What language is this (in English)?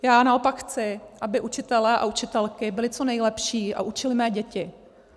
Czech